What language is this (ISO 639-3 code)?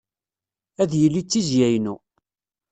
kab